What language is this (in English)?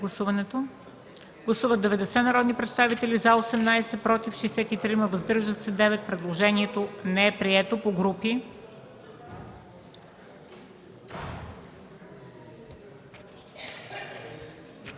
Bulgarian